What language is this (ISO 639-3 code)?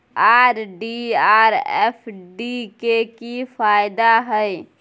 mai